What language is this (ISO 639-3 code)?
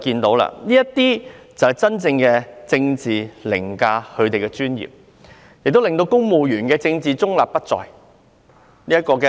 yue